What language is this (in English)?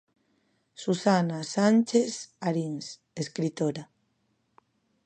Galician